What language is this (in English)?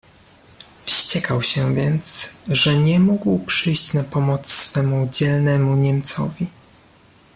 Polish